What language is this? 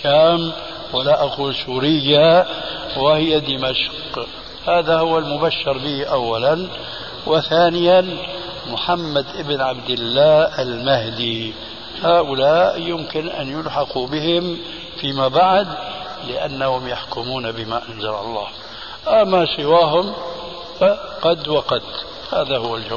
Arabic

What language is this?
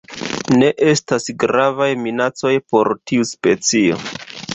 Esperanto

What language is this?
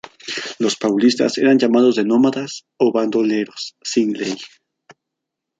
Spanish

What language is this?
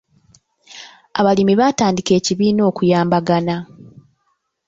Ganda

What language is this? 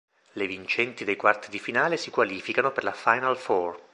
Italian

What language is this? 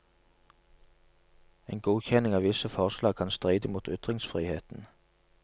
Norwegian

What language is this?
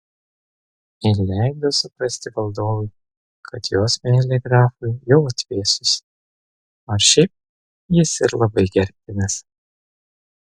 Lithuanian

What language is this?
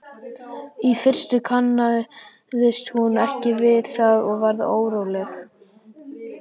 Icelandic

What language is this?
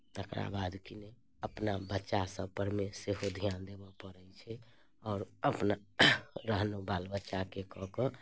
Maithili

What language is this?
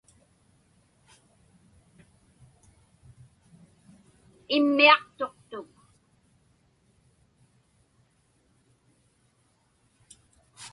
Inupiaq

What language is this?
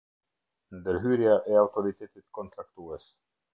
Albanian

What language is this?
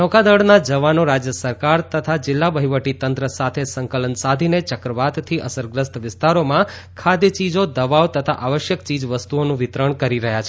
Gujarati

